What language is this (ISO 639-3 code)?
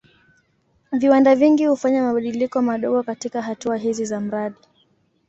swa